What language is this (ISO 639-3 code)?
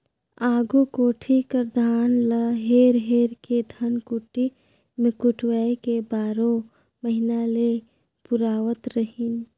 hne